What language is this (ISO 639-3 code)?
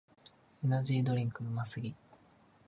jpn